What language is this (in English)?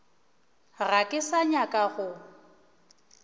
Northern Sotho